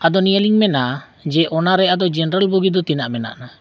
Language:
Santali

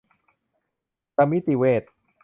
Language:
Thai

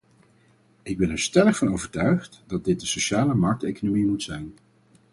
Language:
Dutch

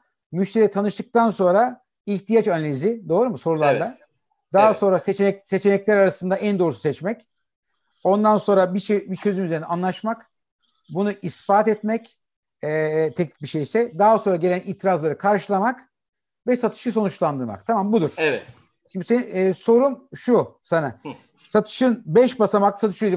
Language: Turkish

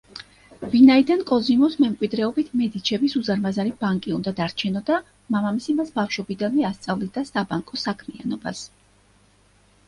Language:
Georgian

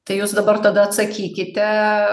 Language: Lithuanian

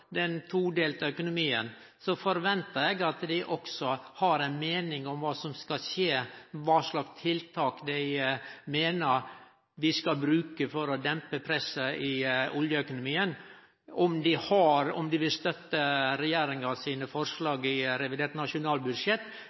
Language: Norwegian Nynorsk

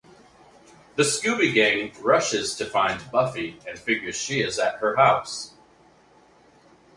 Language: English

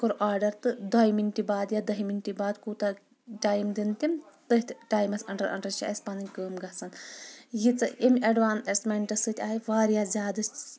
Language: Kashmiri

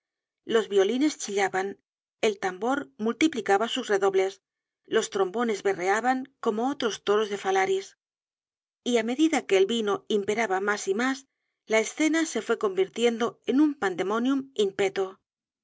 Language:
Spanish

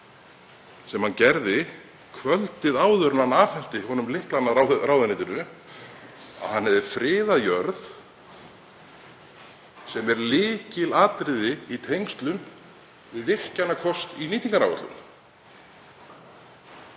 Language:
Icelandic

